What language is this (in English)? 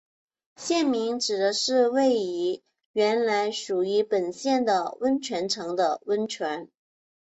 Chinese